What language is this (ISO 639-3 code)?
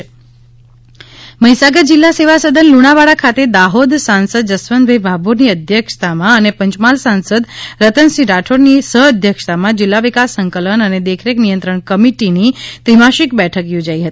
guj